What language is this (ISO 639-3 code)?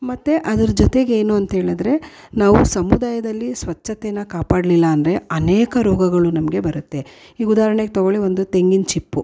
kan